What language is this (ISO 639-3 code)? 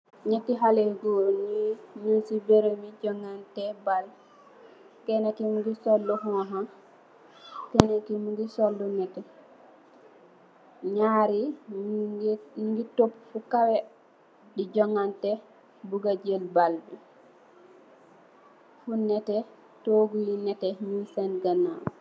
wol